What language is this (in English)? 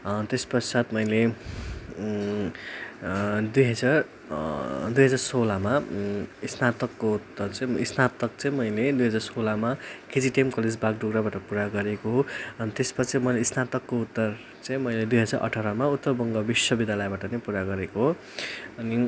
Nepali